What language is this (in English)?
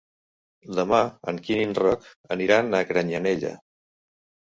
Catalan